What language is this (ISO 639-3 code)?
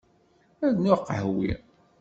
kab